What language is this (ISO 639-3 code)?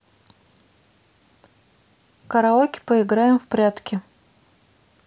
rus